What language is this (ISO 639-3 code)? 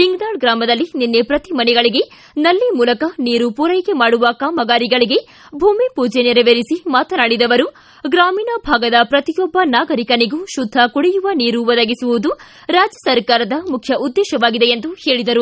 kan